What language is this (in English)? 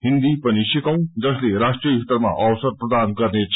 Nepali